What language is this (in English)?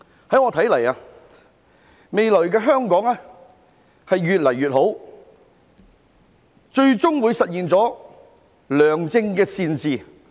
Cantonese